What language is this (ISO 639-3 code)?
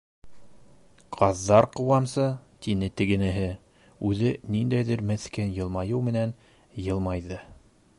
bak